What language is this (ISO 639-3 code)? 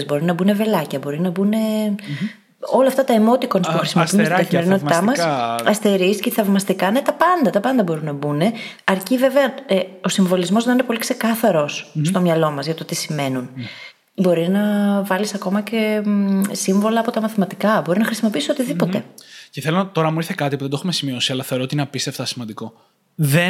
ell